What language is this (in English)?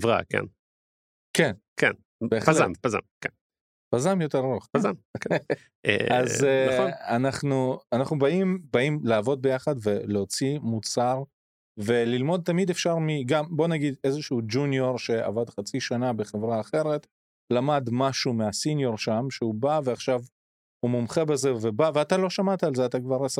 Hebrew